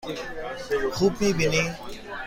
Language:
Persian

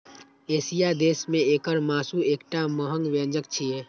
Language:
Maithili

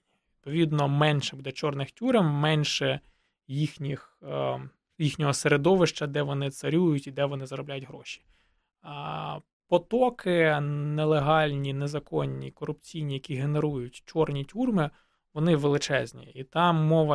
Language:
Ukrainian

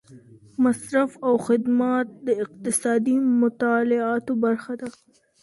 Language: Pashto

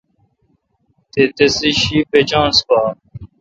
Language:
Kalkoti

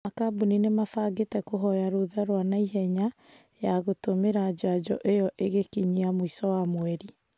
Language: Kikuyu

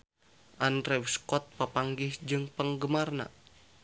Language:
Sundanese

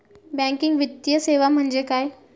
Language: Marathi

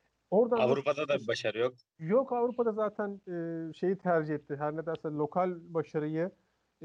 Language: Turkish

